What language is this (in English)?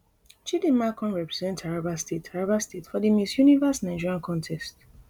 Nigerian Pidgin